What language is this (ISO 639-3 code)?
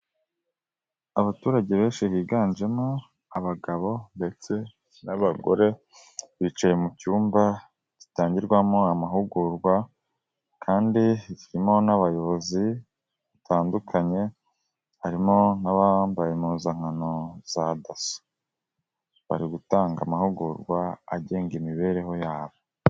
kin